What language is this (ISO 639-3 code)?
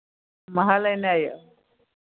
mai